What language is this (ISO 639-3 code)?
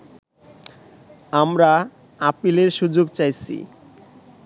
ben